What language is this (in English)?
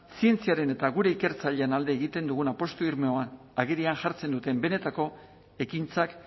Basque